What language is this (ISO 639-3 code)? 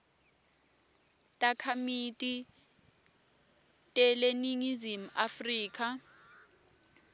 ssw